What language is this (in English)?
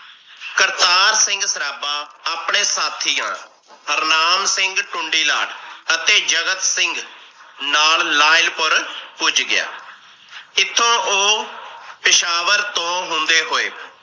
Punjabi